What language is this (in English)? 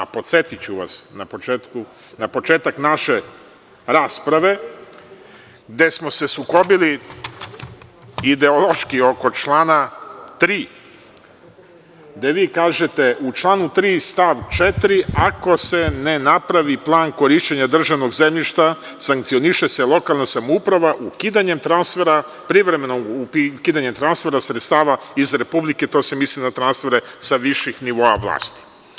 Serbian